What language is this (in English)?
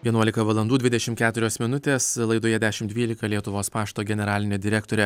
Lithuanian